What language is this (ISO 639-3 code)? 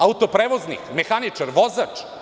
srp